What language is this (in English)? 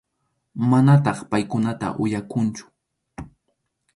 Arequipa-La Unión Quechua